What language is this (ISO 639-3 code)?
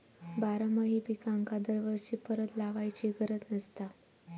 mar